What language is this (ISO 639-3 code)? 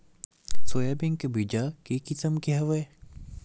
hne